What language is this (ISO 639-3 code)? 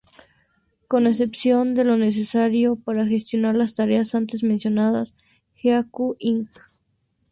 spa